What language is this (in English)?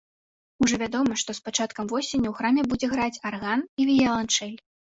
Belarusian